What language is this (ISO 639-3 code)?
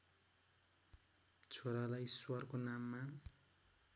nep